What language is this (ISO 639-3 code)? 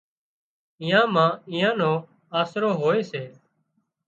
kxp